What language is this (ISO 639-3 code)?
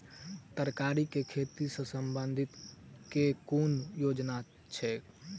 mai